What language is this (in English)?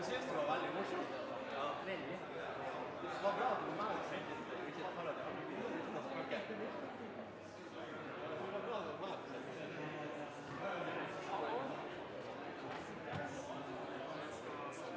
Norwegian